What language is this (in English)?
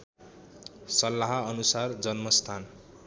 Nepali